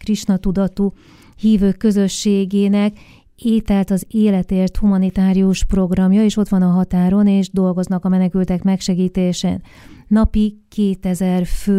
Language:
Hungarian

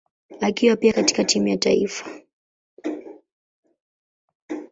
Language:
Swahili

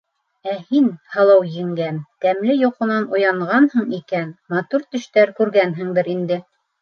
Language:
Bashkir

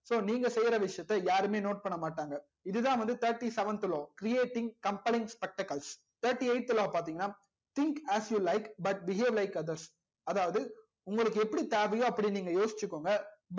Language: Tamil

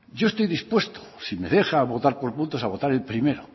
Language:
Spanish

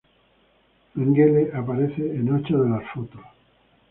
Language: Spanish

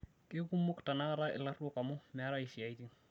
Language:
Masai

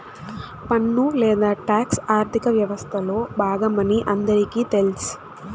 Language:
Telugu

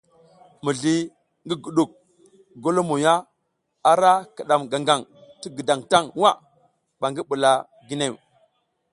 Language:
South Giziga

